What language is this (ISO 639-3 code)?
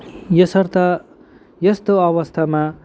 nep